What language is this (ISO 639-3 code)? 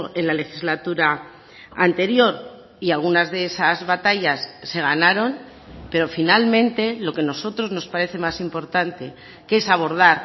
spa